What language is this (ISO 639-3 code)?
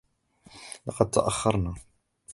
ara